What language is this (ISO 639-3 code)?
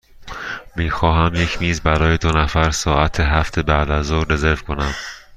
fas